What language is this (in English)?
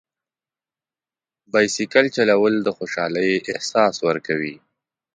Pashto